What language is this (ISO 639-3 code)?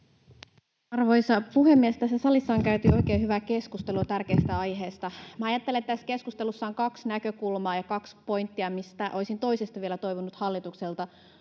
fin